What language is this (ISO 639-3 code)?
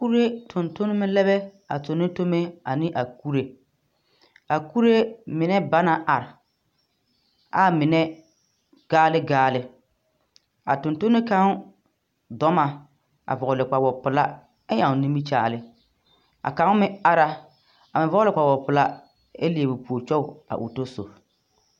dga